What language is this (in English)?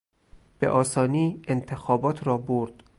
Persian